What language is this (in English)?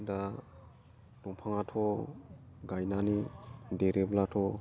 Bodo